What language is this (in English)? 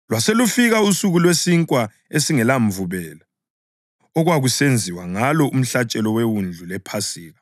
North Ndebele